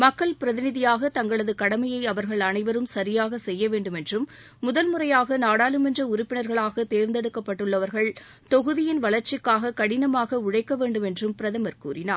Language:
Tamil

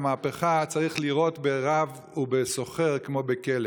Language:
Hebrew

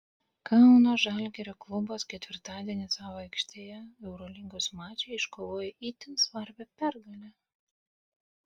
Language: Lithuanian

